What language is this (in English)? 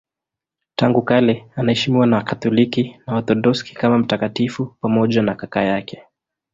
Swahili